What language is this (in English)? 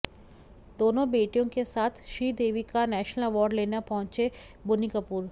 Hindi